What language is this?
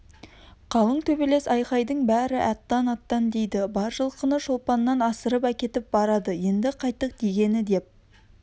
Kazakh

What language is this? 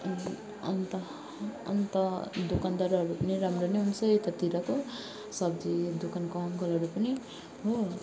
Nepali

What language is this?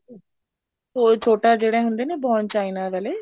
Punjabi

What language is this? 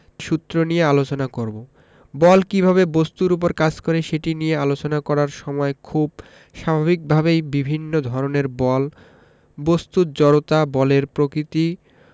Bangla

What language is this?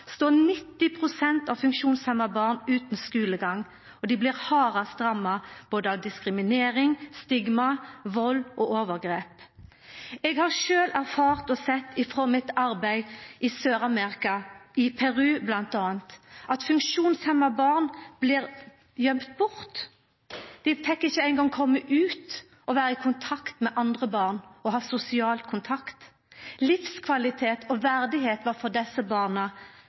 Norwegian Nynorsk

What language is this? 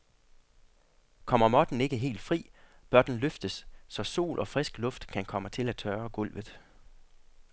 Danish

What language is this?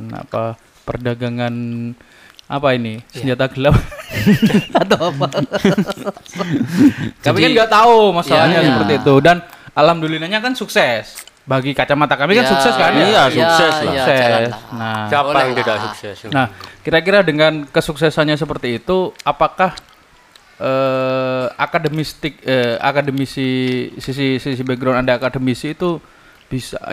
Indonesian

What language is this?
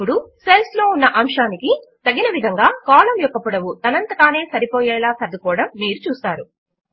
Telugu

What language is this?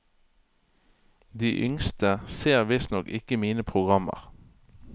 Norwegian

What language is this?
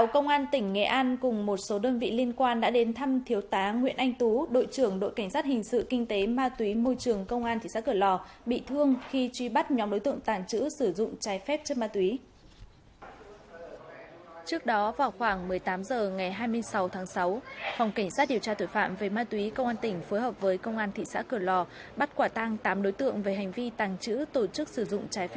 Vietnamese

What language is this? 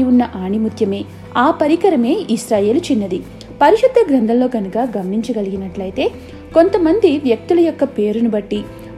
Telugu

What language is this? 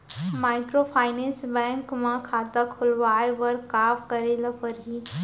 Chhattisgarhi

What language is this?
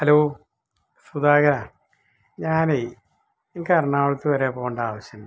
Malayalam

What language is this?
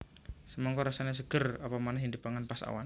Javanese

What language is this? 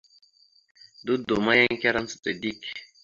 Mada (Cameroon)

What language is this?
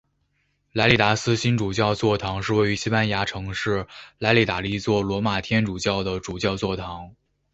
Chinese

